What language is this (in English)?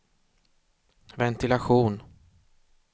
Swedish